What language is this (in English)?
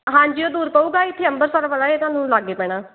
Punjabi